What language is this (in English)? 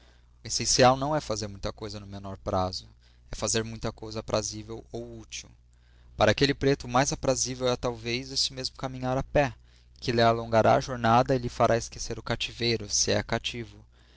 Portuguese